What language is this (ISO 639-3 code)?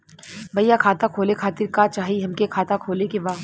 bho